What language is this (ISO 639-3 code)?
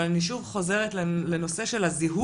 heb